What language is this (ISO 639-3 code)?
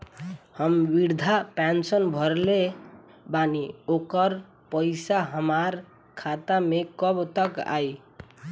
bho